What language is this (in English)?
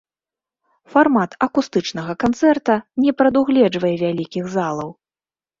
Belarusian